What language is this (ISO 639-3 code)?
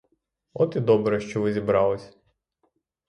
ukr